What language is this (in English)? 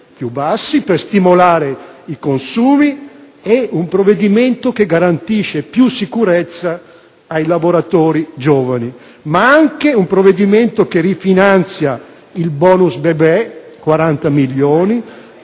Italian